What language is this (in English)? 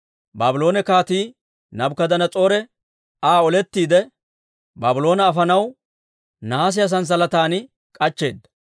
Dawro